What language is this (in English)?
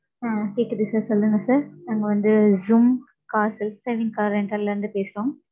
Tamil